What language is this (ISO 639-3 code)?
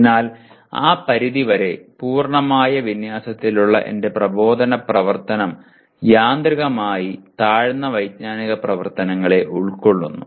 mal